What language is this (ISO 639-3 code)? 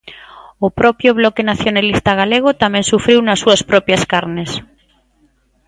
glg